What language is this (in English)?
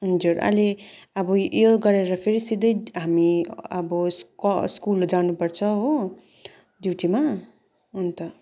Nepali